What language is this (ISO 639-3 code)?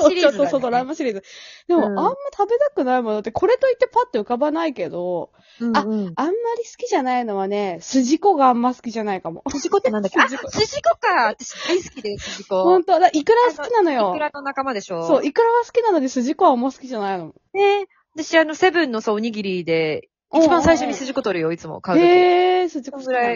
jpn